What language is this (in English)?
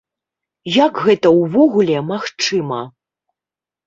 Belarusian